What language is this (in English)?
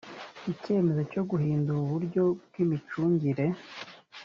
Kinyarwanda